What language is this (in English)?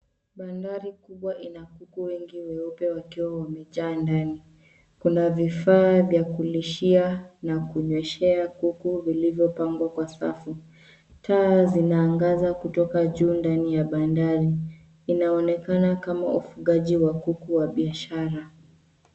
Swahili